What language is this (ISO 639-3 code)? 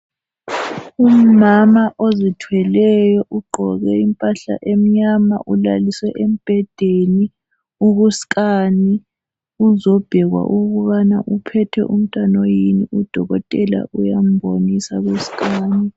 nde